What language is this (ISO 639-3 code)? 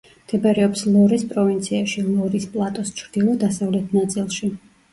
kat